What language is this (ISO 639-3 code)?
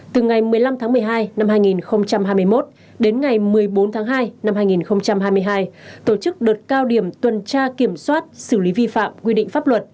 vie